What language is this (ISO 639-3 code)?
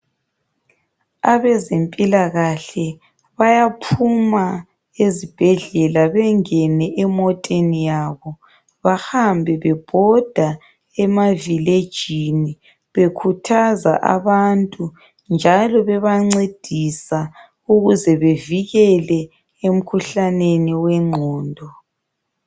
nde